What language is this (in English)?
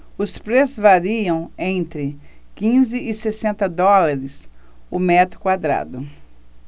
Portuguese